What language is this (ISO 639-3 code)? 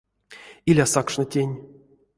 myv